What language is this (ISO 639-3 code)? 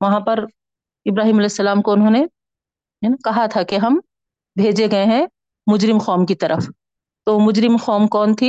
urd